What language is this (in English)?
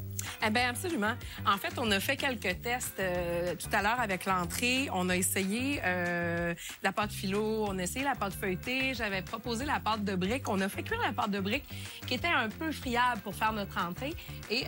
French